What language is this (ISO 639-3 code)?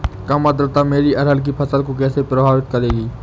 hin